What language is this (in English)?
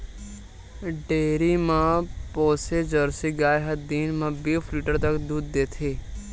Chhattisgarhi